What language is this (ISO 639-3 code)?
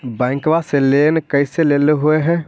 mag